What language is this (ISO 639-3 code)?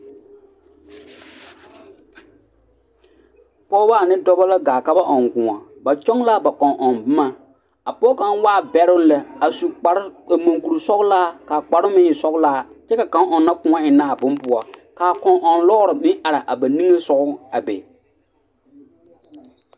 dga